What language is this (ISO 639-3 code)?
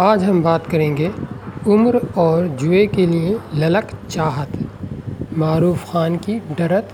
hin